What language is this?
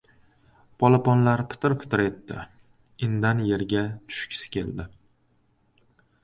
Uzbek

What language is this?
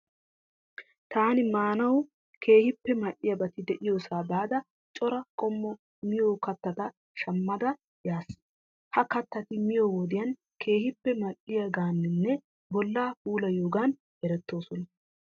Wolaytta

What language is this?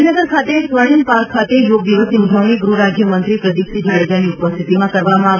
Gujarati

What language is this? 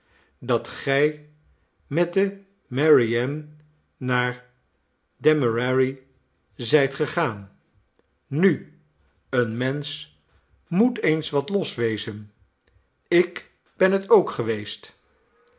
Dutch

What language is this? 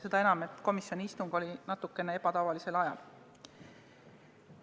Estonian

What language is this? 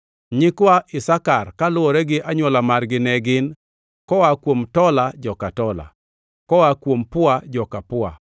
Luo (Kenya and Tanzania)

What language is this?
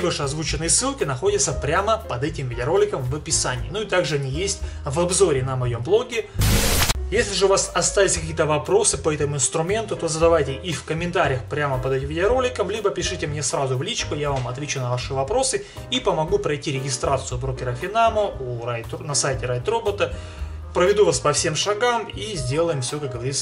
Russian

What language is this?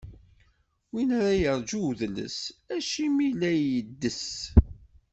Kabyle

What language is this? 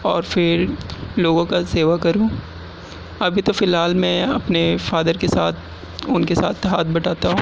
Urdu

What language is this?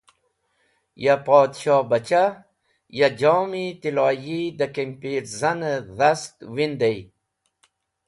Wakhi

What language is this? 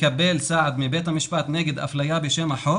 Hebrew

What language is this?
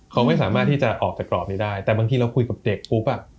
Thai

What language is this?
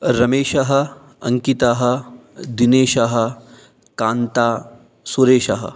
Sanskrit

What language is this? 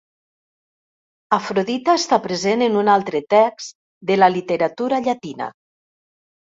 Catalan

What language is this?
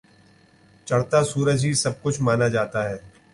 Urdu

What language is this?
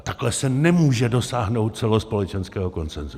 Czech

